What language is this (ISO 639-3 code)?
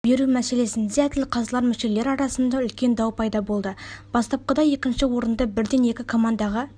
kaz